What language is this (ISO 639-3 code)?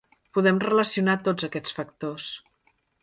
cat